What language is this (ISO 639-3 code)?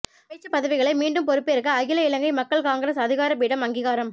tam